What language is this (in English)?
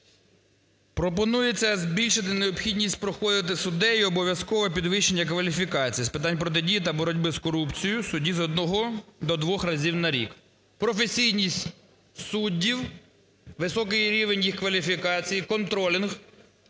Ukrainian